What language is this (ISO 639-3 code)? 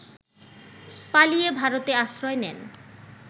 ben